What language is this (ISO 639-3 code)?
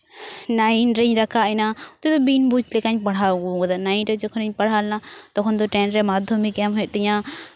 sat